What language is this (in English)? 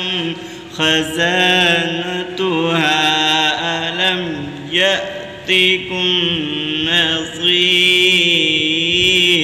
Arabic